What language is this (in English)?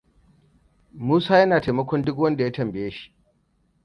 Hausa